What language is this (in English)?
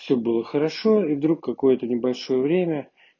Russian